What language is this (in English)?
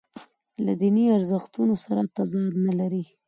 Pashto